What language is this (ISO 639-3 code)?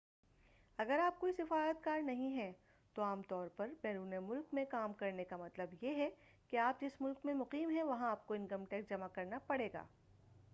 urd